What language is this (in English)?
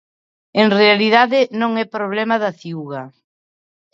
Galician